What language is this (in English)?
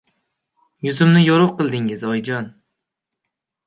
Uzbek